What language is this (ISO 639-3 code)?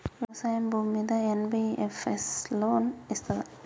tel